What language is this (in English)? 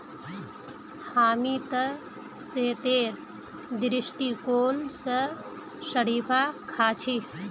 Magahi